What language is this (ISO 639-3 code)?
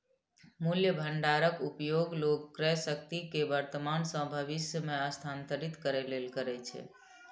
mai